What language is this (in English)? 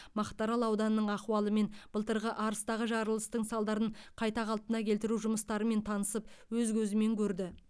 Kazakh